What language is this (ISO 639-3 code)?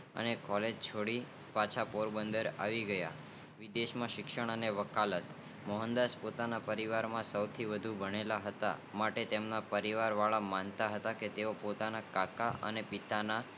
guj